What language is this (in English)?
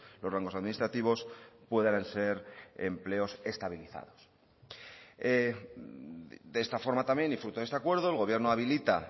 Spanish